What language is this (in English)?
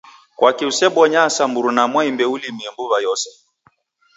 Taita